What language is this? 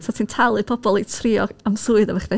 Welsh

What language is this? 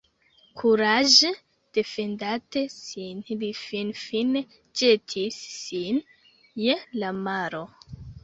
Esperanto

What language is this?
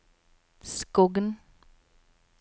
Norwegian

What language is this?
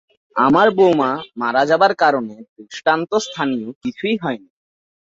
Bangla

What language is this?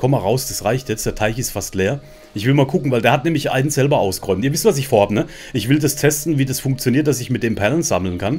German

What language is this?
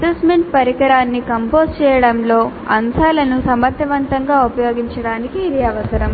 Telugu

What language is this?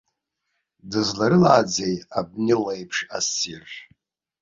Abkhazian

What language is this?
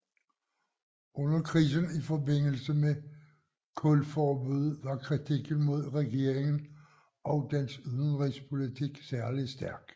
Danish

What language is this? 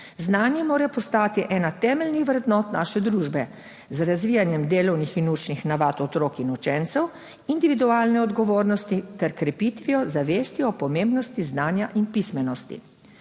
Slovenian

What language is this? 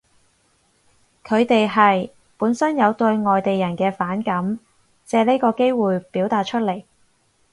Cantonese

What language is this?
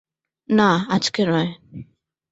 Bangla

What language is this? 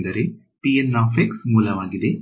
Kannada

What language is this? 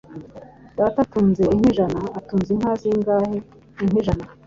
Kinyarwanda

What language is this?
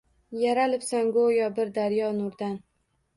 Uzbek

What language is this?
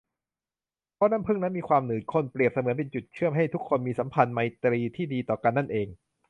Thai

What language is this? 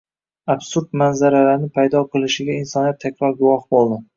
Uzbek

